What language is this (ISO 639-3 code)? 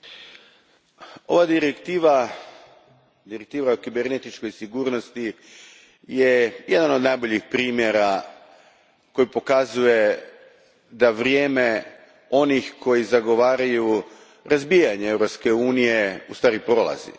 hrv